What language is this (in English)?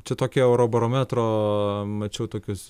Lithuanian